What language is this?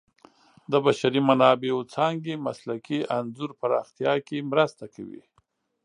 Pashto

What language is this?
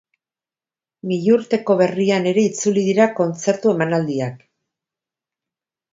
Basque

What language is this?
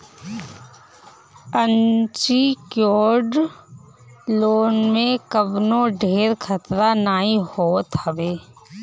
Bhojpuri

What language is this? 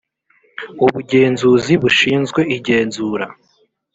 Kinyarwanda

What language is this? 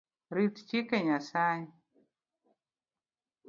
Luo (Kenya and Tanzania)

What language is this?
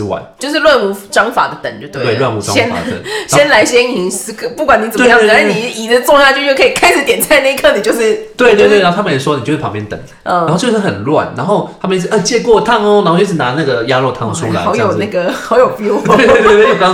Chinese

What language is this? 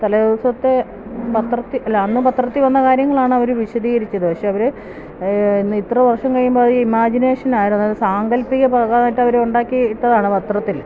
Malayalam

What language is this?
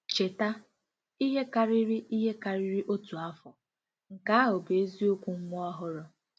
Igbo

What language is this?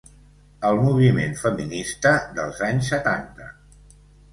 Catalan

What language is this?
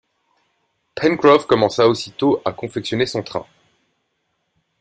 French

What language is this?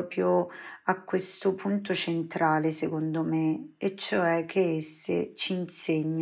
Italian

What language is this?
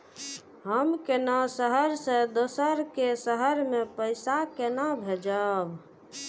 Maithili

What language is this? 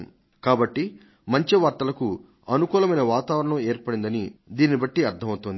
Telugu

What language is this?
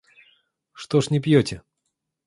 Russian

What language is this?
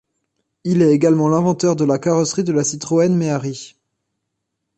French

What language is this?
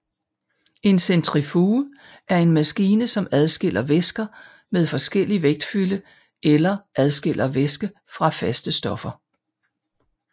Danish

